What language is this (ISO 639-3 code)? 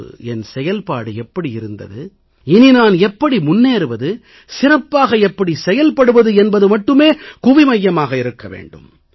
tam